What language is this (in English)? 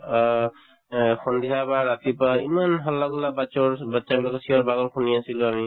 Assamese